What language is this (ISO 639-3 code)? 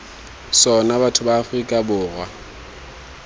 tsn